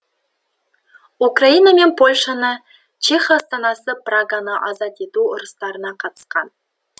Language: Kazakh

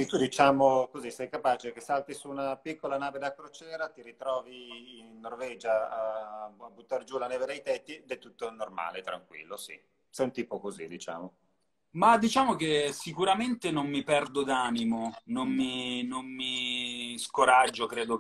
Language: Italian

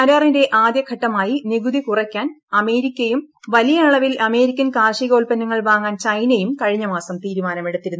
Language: Malayalam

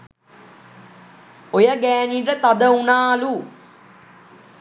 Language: Sinhala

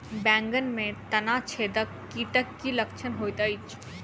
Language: Maithili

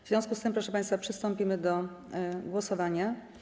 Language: Polish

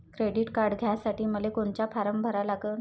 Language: Marathi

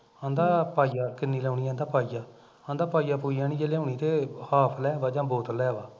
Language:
Punjabi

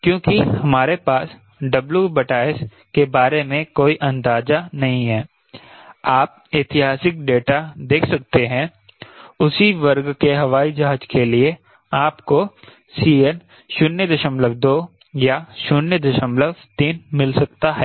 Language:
Hindi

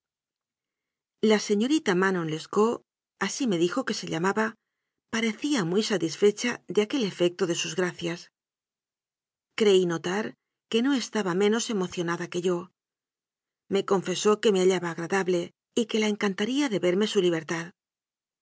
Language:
Spanish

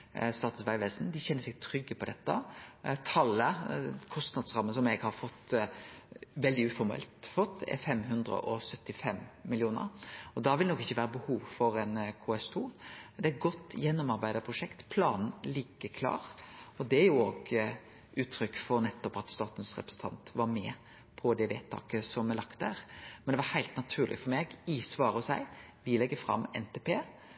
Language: Norwegian Nynorsk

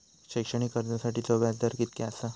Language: Marathi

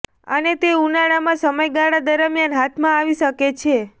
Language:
Gujarati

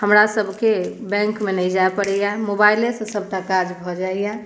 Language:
Maithili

